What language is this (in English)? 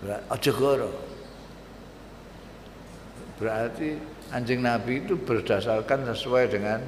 Indonesian